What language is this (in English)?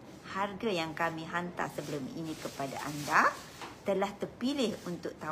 Malay